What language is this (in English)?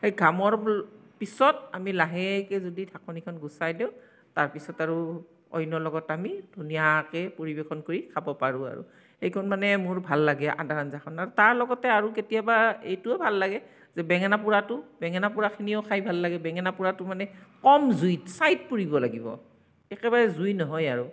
Assamese